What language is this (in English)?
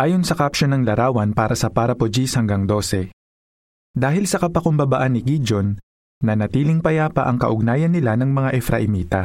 Filipino